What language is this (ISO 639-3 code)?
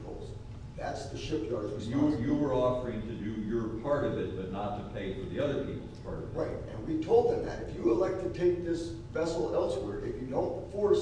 eng